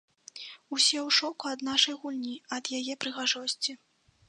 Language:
Belarusian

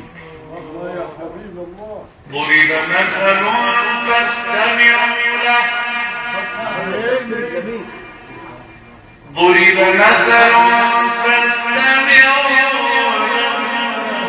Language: Arabic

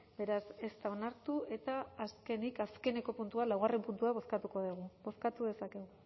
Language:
Basque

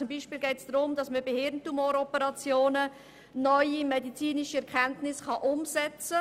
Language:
Swiss German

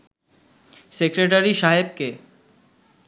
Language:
Bangla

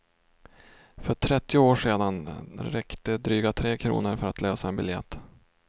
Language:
Swedish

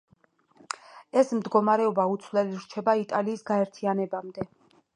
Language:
Georgian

